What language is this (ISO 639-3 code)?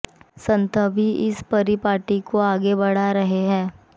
hin